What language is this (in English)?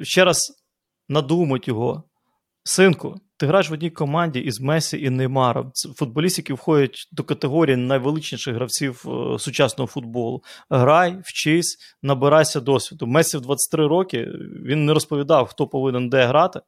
Ukrainian